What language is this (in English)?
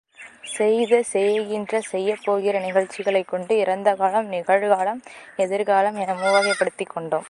Tamil